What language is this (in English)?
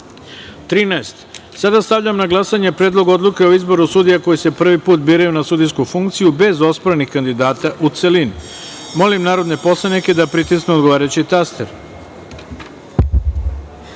Serbian